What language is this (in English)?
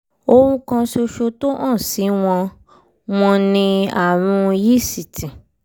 Yoruba